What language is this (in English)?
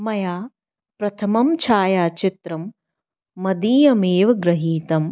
Sanskrit